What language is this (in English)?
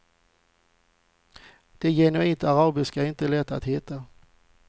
Swedish